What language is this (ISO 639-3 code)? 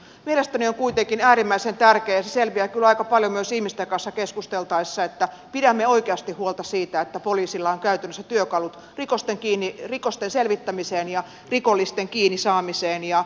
fin